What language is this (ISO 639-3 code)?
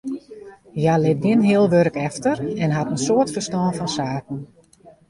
fry